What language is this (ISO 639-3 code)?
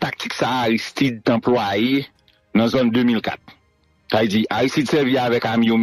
fra